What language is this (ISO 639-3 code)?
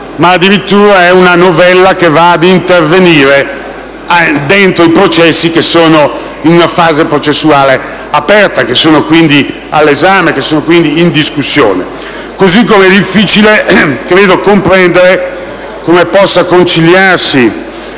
ita